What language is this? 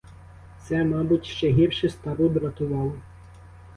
Ukrainian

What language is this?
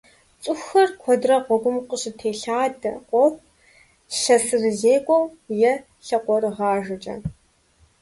Kabardian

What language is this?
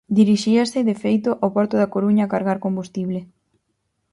Galician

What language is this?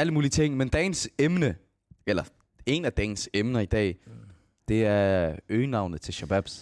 Danish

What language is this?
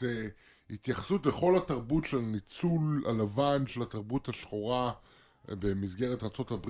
Hebrew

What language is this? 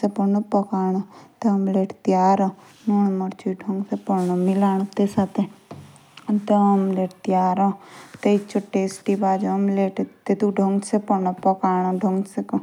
Jaunsari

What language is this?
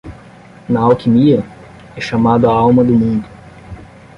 Portuguese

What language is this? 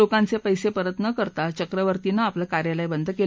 Marathi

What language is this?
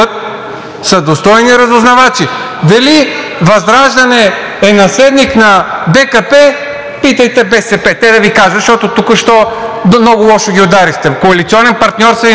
Bulgarian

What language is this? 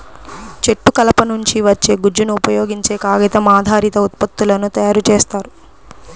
Telugu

